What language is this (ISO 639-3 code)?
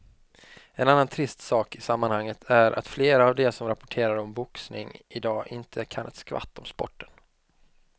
swe